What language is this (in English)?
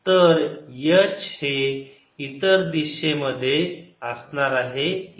Marathi